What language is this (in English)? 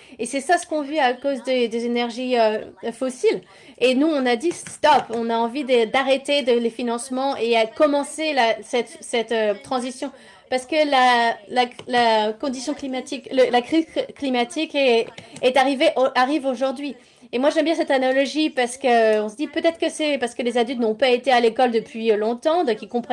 French